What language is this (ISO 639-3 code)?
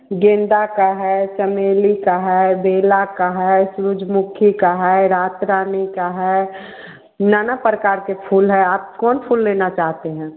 hin